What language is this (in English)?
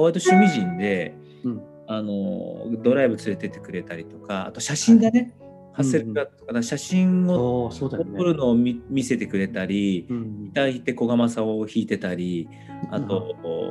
Japanese